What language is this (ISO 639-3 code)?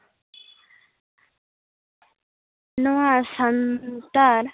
sat